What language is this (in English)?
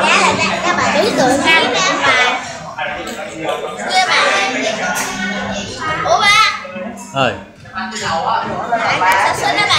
Vietnamese